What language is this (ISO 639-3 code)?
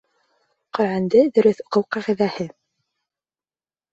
bak